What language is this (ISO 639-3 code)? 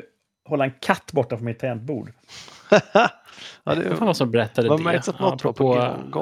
swe